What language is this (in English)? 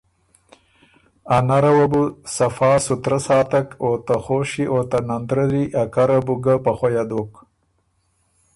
Ormuri